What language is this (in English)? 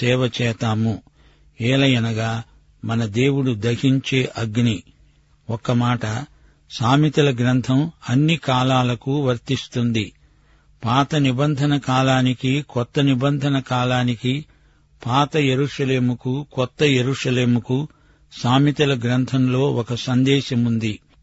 Telugu